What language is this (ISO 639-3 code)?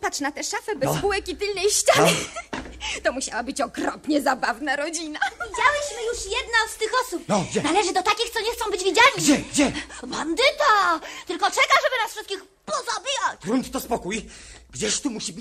pol